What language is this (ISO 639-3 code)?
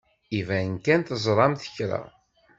kab